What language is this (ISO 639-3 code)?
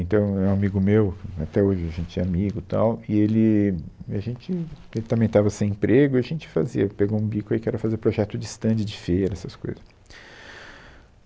por